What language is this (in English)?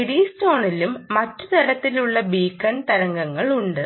Malayalam